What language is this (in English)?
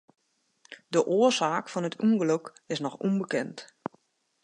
Western Frisian